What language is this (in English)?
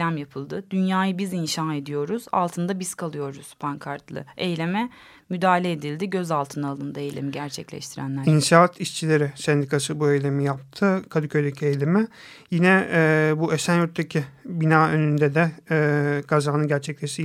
Turkish